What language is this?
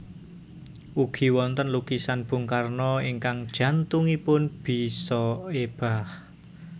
Javanese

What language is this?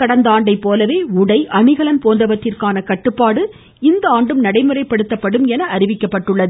Tamil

